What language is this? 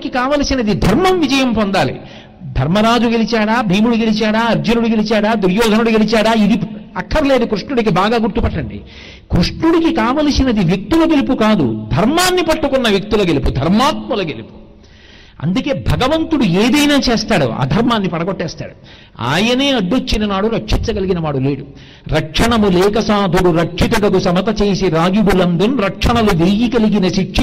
Telugu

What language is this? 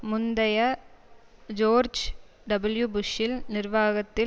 Tamil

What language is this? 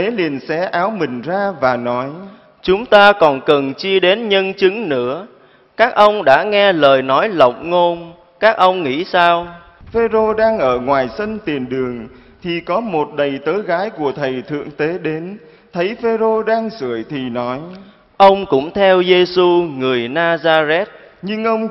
Vietnamese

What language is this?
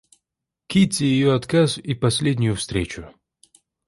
Russian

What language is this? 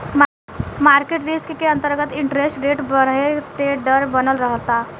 Bhojpuri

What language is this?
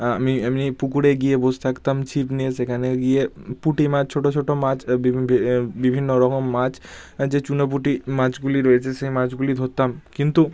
Bangla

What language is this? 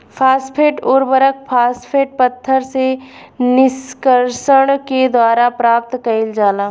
Bhojpuri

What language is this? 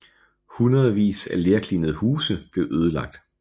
Danish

